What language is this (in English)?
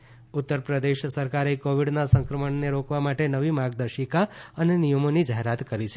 Gujarati